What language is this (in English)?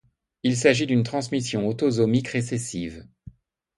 French